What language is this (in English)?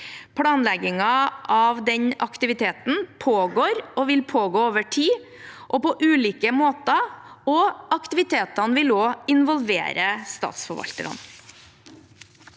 Norwegian